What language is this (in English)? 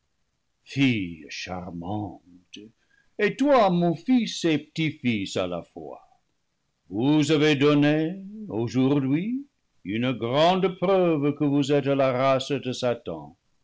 French